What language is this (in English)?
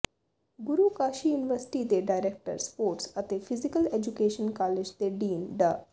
Punjabi